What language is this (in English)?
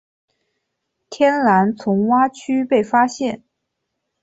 Chinese